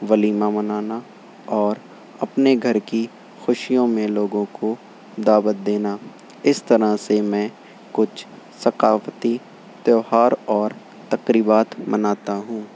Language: Urdu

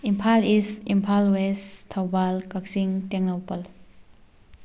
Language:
Manipuri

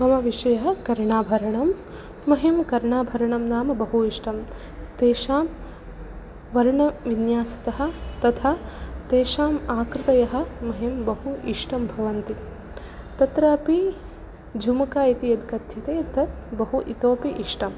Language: Sanskrit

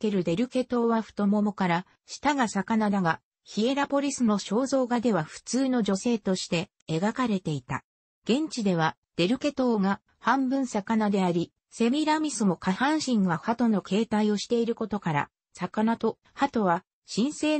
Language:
Japanese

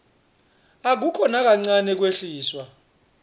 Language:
Swati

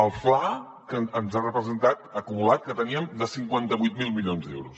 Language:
Catalan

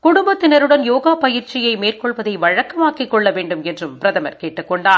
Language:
Tamil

